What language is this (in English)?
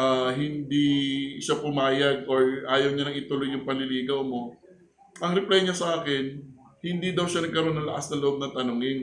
Filipino